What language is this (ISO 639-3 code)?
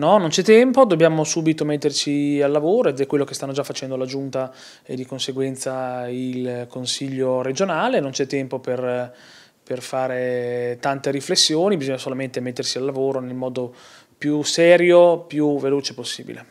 ita